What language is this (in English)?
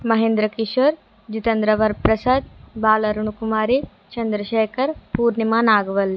Telugu